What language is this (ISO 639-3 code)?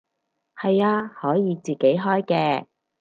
yue